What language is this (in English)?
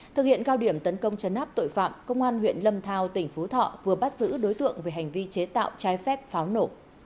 Vietnamese